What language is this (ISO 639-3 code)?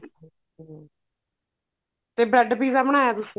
pan